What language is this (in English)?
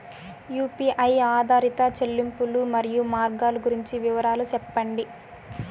Telugu